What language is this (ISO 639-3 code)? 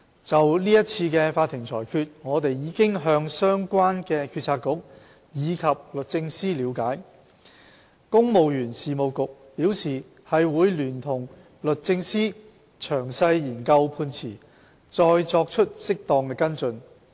yue